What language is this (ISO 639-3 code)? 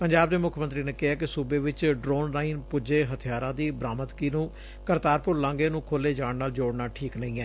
pan